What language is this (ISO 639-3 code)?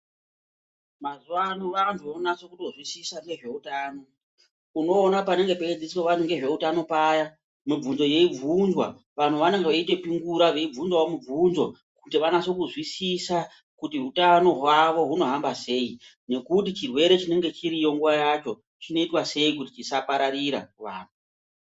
ndc